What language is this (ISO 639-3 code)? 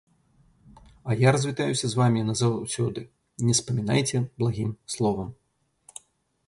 bel